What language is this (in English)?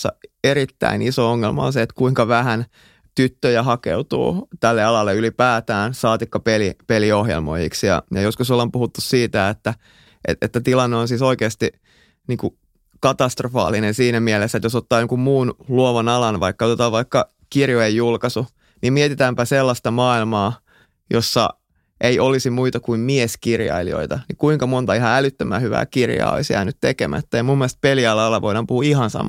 Finnish